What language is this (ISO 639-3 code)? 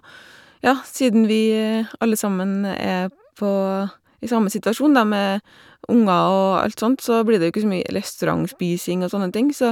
nor